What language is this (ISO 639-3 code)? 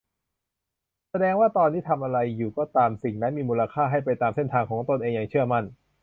tha